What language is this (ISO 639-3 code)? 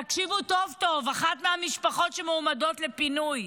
heb